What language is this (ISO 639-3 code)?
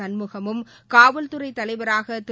tam